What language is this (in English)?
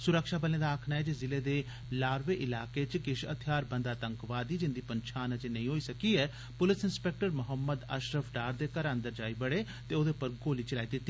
Dogri